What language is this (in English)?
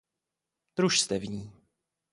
Czech